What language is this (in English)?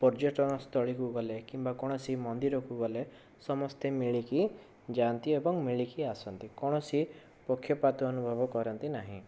Odia